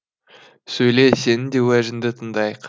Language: Kazakh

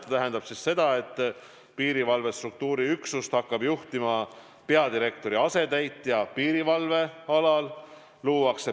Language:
Estonian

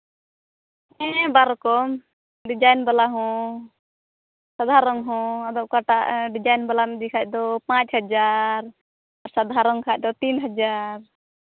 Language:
Santali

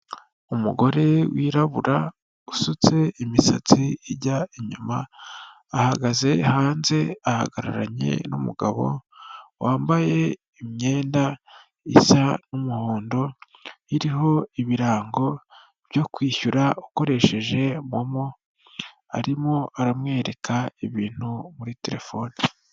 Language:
Kinyarwanda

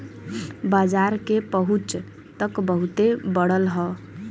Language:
Bhojpuri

